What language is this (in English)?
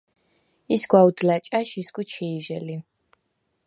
Svan